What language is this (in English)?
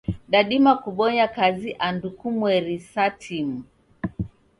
Taita